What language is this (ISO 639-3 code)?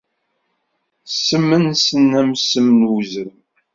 kab